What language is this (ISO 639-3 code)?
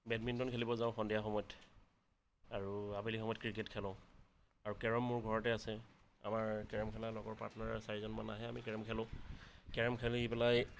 asm